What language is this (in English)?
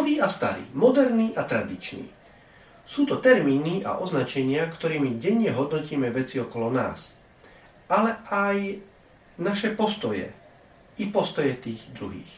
Slovak